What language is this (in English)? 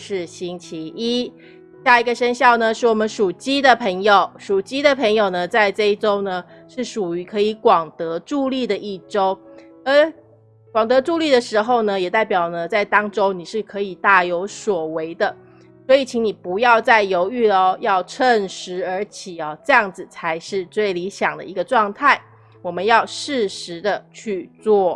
Chinese